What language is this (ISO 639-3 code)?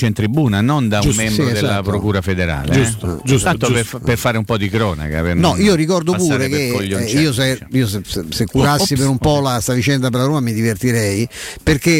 ita